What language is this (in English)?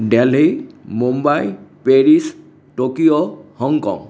Assamese